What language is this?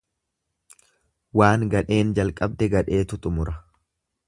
Oromo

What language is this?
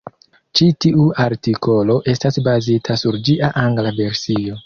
Esperanto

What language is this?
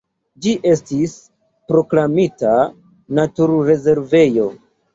Esperanto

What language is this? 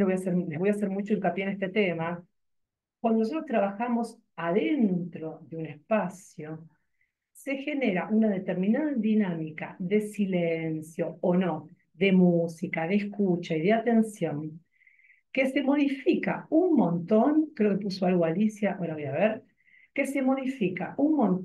Spanish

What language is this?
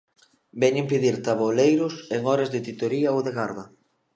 Galician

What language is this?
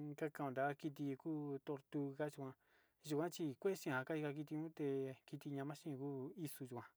Sinicahua Mixtec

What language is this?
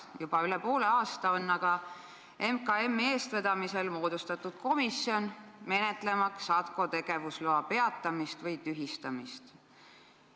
Estonian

